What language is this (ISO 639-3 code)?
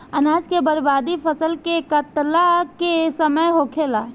bho